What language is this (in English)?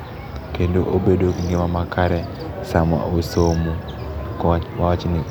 Luo (Kenya and Tanzania)